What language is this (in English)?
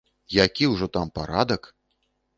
Belarusian